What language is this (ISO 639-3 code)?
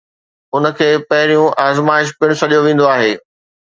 snd